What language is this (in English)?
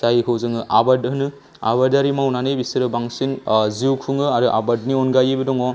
Bodo